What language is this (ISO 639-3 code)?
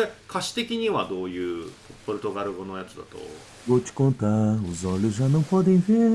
jpn